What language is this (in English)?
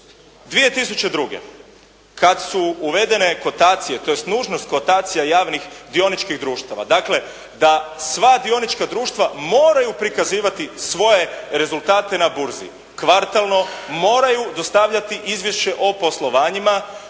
Croatian